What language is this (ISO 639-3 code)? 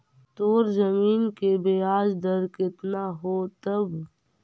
mag